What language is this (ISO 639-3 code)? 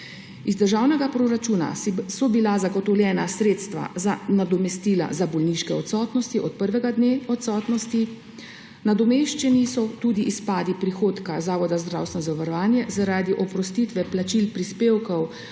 slv